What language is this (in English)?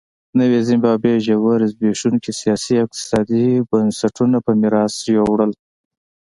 Pashto